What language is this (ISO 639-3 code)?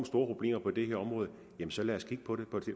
dan